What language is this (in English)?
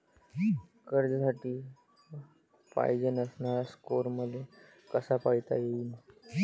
Marathi